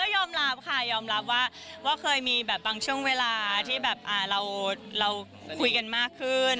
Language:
Thai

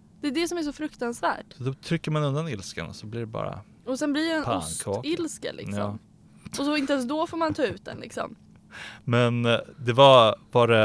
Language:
Swedish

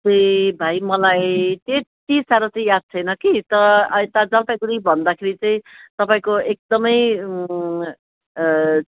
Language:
Nepali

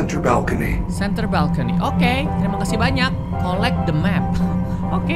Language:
Indonesian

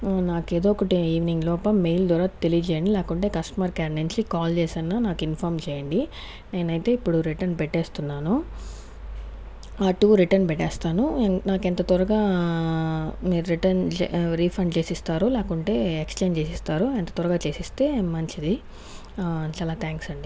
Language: Telugu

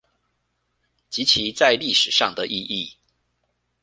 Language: Chinese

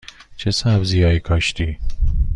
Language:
Persian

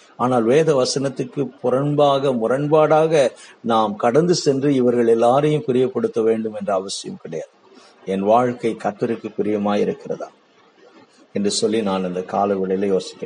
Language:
Tamil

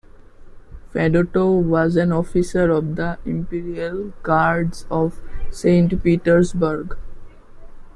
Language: English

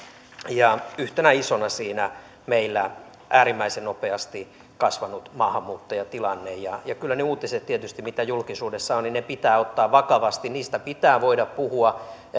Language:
Finnish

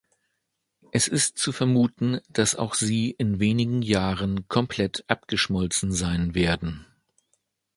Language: German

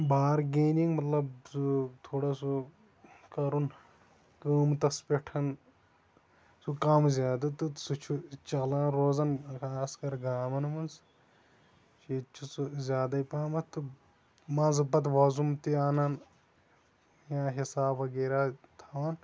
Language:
Kashmiri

